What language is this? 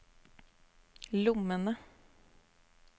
Norwegian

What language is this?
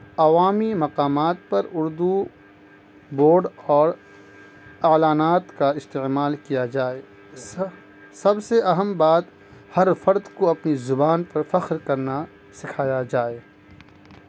Urdu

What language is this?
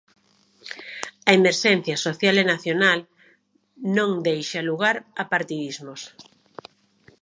Galician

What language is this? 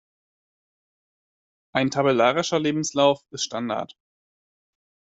German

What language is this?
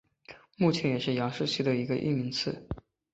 Chinese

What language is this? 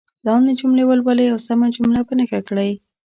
Pashto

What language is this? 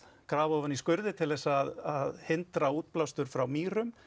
Icelandic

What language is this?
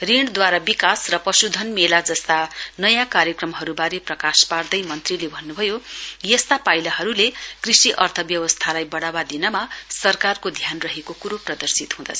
Nepali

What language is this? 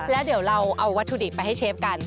Thai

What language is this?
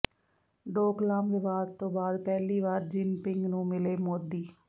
Punjabi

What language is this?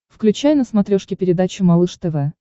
Russian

